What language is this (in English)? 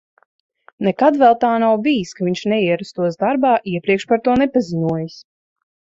Latvian